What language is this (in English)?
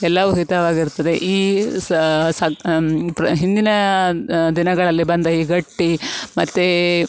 Kannada